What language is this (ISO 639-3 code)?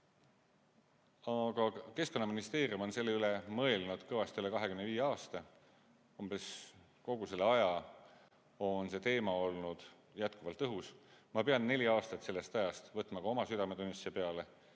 est